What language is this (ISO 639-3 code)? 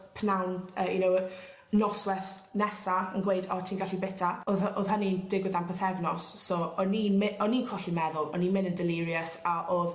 cym